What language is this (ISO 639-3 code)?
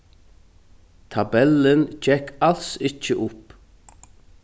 fao